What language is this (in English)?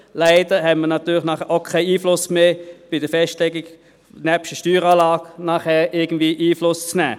Swiss German